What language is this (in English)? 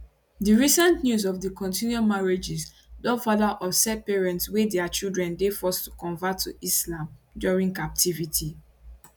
Nigerian Pidgin